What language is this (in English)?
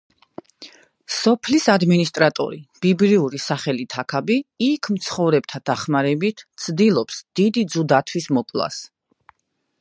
Georgian